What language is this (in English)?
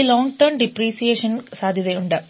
Malayalam